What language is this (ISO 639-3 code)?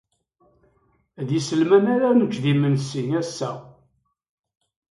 kab